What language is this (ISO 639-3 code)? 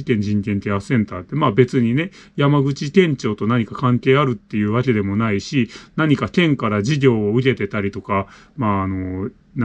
jpn